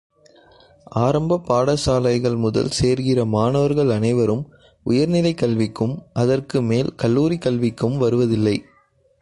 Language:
Tamil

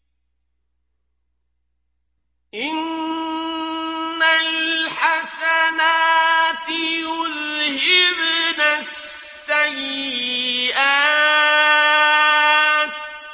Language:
Arabic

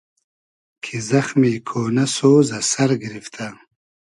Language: Hazaragi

